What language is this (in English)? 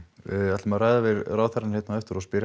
Icelandic